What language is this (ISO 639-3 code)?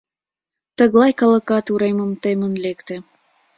chm